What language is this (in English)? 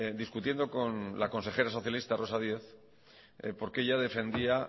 Spanish